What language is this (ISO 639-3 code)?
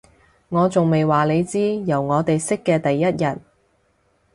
yue